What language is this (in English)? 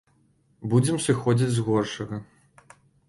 Belarusian